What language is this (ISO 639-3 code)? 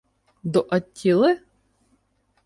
ukr